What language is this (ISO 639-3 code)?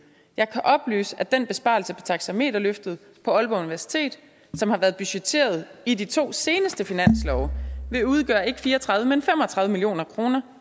dan